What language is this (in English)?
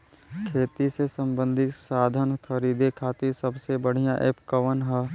Bhojpuri